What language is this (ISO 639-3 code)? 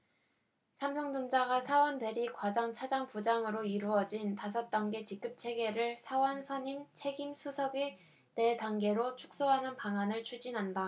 kor